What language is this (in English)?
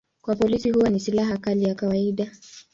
Swahili